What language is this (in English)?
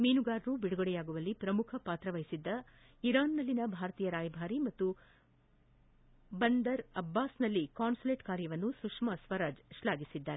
Kannada